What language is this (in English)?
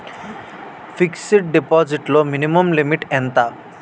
Telugu